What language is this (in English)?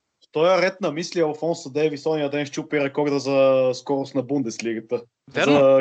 Bulgarian